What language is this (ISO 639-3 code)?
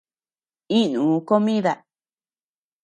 cux